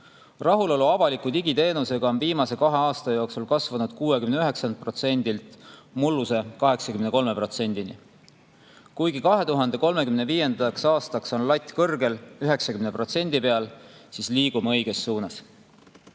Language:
Estonian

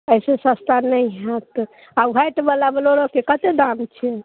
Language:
Maithili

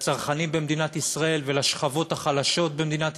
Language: Hebrew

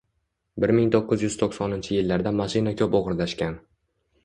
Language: Uzbek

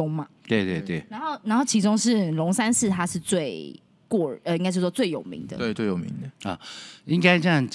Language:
Chinese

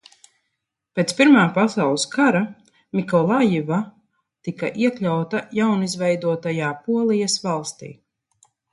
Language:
Latvian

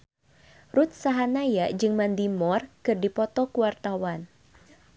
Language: Sundanese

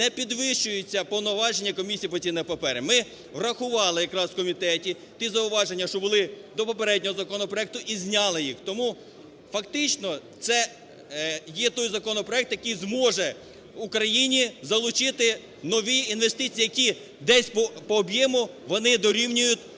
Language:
Ukrainian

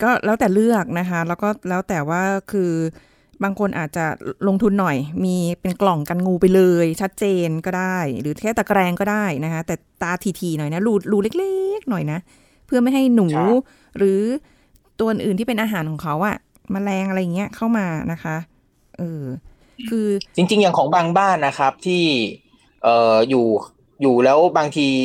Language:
Thai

